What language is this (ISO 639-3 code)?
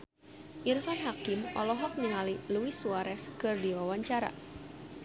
sun